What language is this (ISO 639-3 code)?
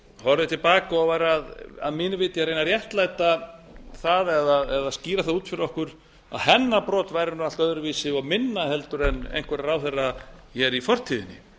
isl